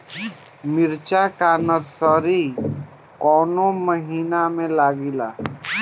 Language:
Bhojpuri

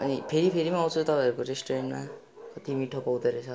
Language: Nepali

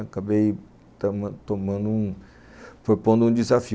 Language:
Portuguese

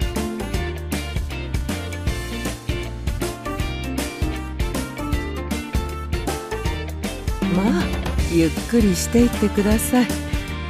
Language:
Japanese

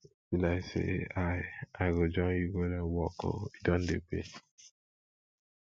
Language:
Nigerian Pidgin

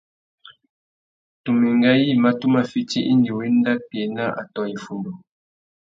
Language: Tuki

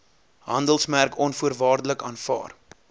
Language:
Afrikaans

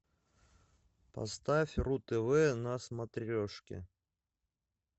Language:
Russian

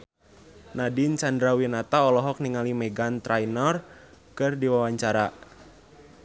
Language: Sundanese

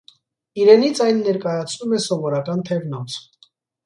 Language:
Armenian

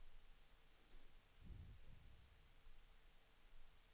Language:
Swedish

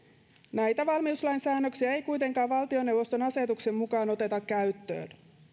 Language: Finnish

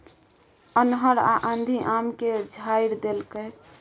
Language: Maithili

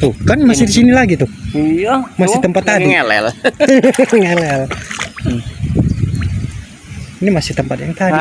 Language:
Indonesian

